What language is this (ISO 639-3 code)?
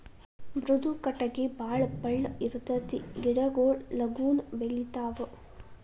kan